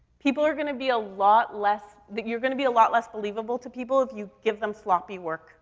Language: English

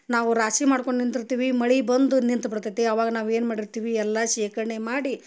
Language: Kannada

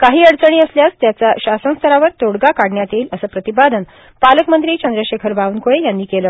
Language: Marathi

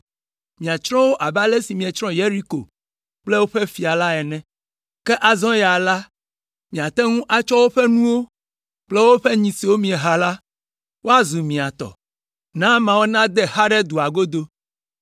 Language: Ewe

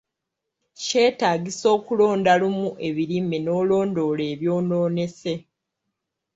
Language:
Ganda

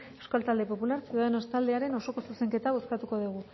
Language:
Basque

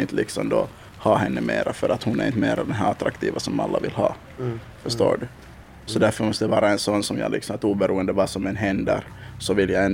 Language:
Swedish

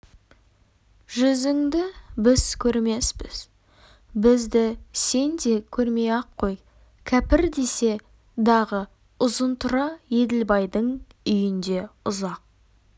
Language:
Kazakh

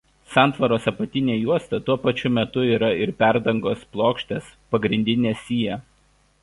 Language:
Lithuanian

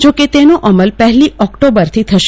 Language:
Gujarati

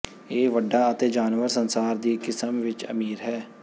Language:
Punjabi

